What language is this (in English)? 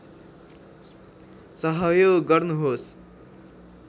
Nepali